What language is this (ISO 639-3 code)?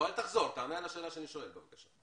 heb